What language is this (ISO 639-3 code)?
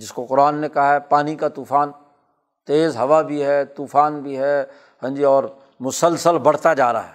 urd